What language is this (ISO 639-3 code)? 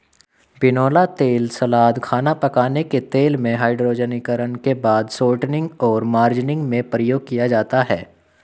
hin